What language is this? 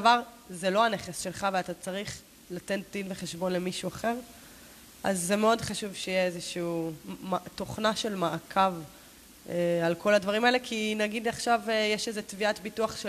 Hebrew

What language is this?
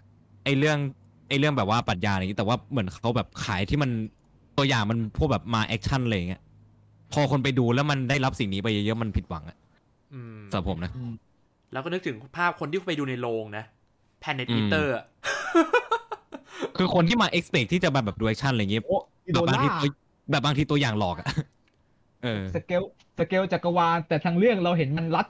Thai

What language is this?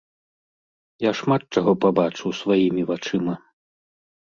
Belarusian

